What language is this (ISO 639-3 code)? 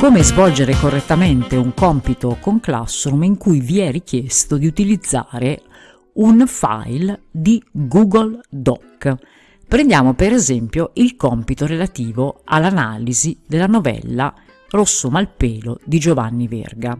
ita